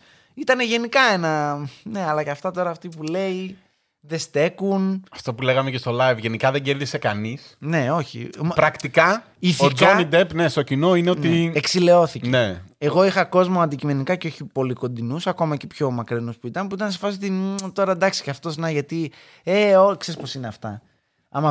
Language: Greek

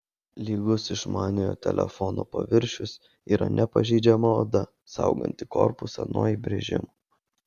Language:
Lithuanian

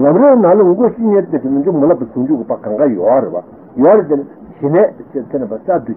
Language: Italian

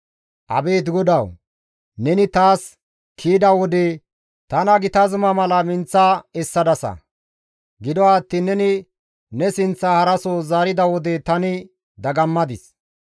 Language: Gamo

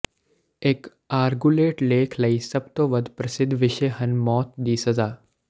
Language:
Punjabi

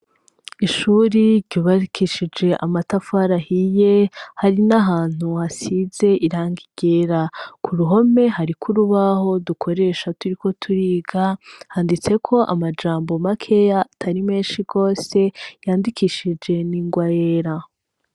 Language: Rundi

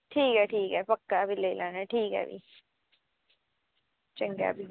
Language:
Dogri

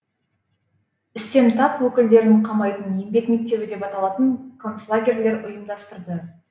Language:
Kazakh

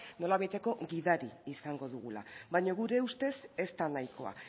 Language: Basque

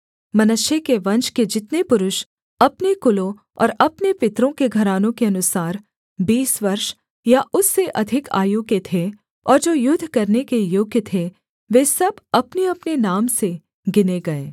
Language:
Hindi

